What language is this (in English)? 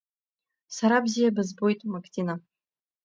Abkhazian